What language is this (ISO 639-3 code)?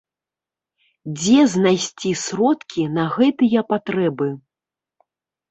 bel